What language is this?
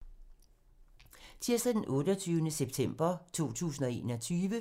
Danish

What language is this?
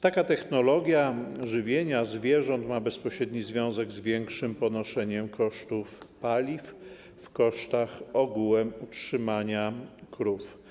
Polish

